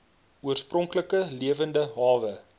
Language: Afrikaans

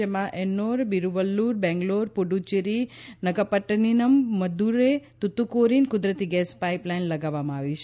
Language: Gujarati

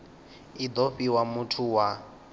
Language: Venda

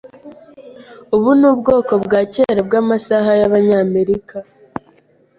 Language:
Kinyarwanda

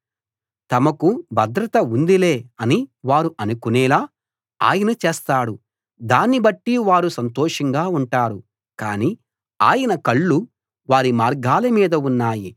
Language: Telugu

